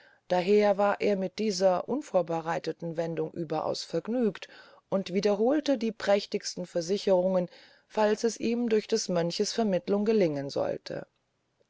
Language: German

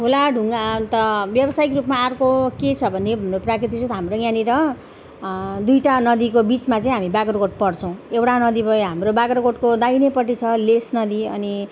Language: Nepali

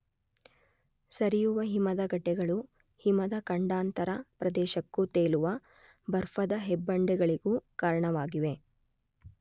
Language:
Kannada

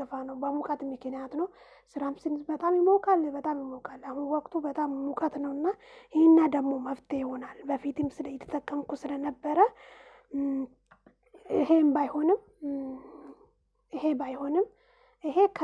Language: Amharic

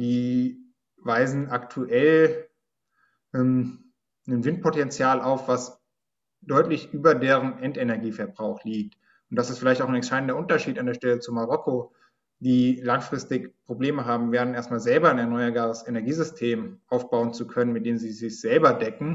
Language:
German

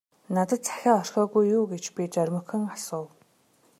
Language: Mongolian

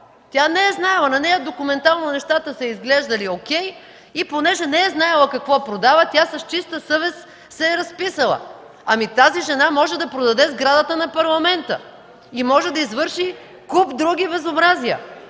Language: Bulgarian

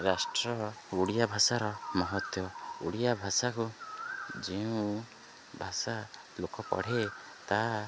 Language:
Odia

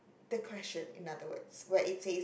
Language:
English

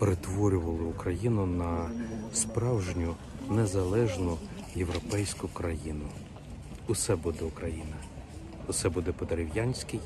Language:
Ukrainian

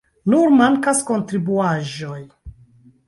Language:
Esperanto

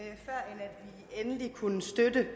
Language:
Danish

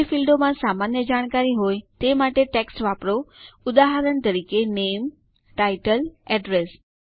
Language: Gujarati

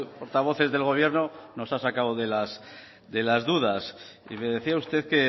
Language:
Spanish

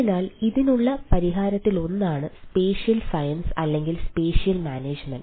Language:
Malayalam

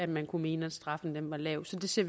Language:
Danish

